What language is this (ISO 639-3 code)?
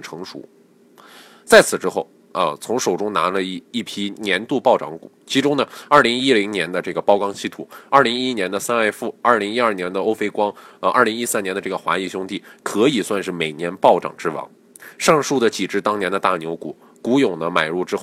zho